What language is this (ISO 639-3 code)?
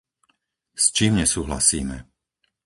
slk